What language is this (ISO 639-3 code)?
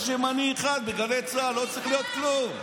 heb